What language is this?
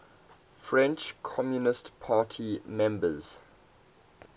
English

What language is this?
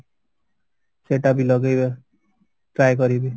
Odia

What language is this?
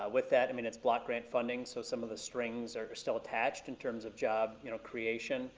English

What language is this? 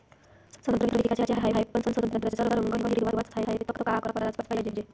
Marathi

